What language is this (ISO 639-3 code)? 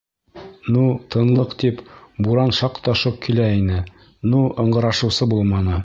bak